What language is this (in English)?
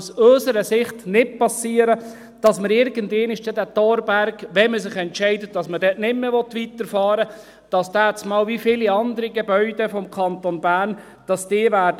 Swiss German